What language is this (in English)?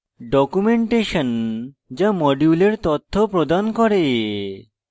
Bangla